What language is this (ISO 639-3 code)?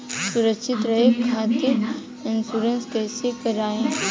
bho